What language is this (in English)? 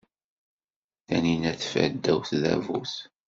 Kabyle